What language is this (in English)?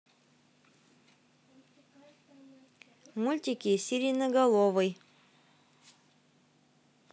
Russian